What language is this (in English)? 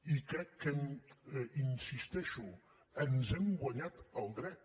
Catalan